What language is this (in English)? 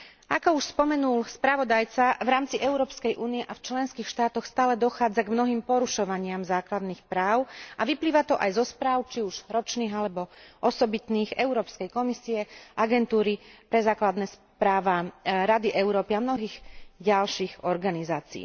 Slovak